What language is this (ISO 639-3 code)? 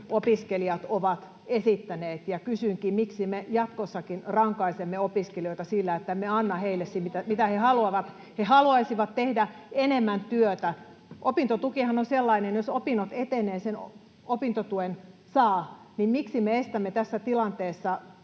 fin